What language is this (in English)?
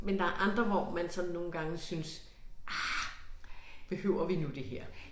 Danish